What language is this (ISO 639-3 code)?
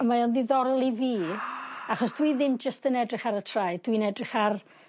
cym